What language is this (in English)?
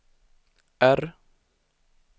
Swedish